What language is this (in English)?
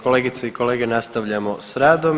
Croatian